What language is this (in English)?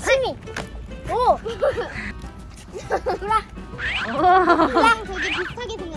Korean